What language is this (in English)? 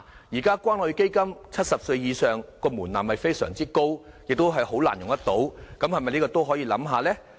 Cantonese